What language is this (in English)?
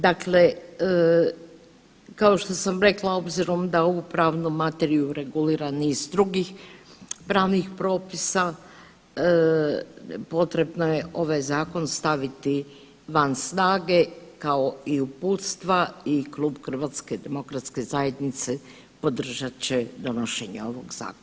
Croatian